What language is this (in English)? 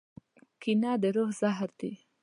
Pashto